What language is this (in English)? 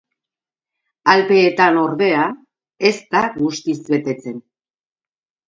Basque